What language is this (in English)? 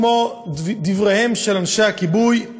Hebrew